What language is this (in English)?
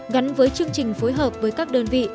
Vietnamese